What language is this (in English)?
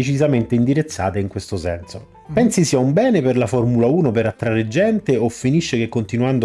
Italian